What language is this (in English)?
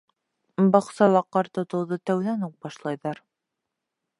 Bashkir